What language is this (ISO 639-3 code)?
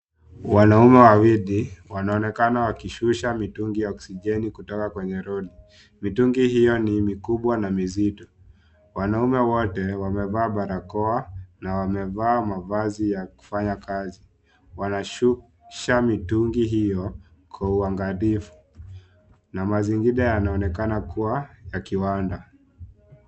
swa